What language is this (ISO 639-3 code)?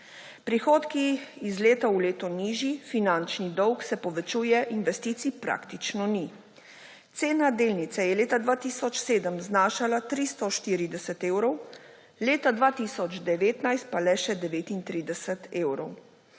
slv